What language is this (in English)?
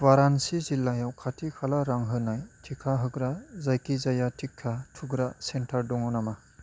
Bodo